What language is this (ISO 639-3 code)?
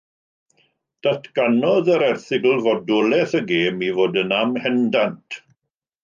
cym